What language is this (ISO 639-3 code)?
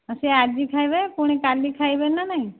ori